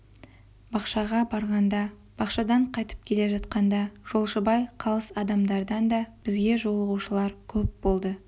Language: Kazakh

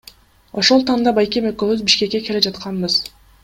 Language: Kyrgyz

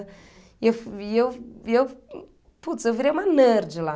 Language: Portuguese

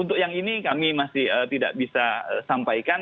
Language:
Indonesian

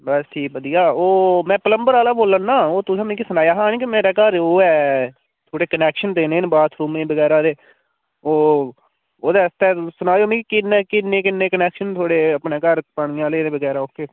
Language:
Dogri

